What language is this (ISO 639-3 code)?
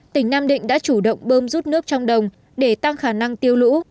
vie